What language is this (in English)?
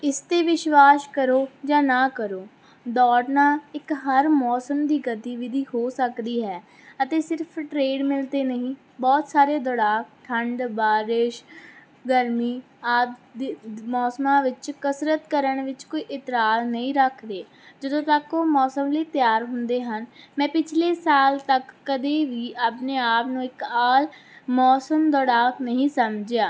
Punjabi